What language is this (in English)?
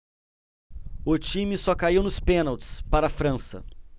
Portuguese